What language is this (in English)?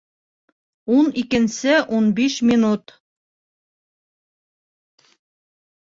Bashkir